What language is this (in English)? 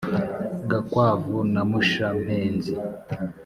Kinyarwanda